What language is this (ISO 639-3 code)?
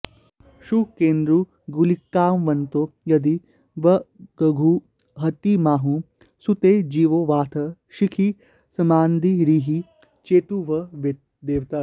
san